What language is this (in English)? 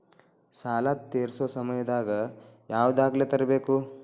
Kannada